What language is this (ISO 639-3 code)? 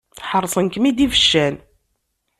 kab